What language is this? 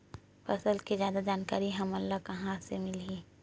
Chhattisgarhi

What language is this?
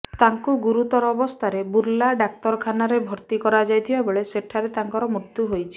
Odia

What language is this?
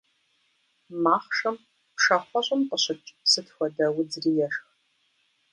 Kabardian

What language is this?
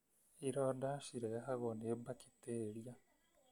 Kikuyu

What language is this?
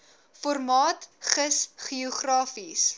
Afrikaans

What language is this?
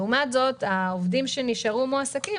Hebrew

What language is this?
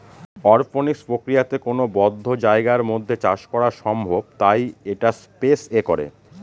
Bangla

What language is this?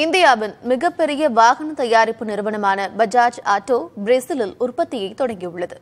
Tamil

